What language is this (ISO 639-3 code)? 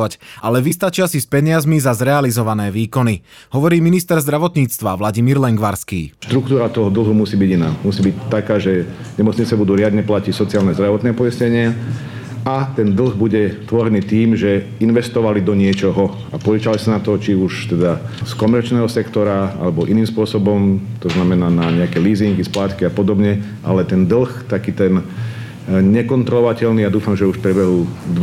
slk